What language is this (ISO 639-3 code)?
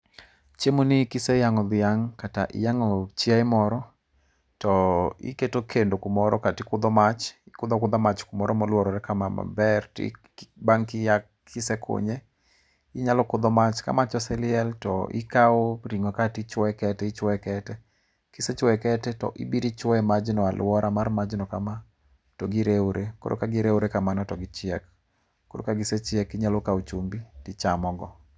luo